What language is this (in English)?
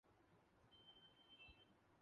Urdu